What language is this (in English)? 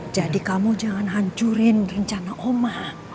Indonesian